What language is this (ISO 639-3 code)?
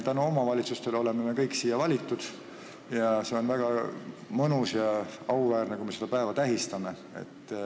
est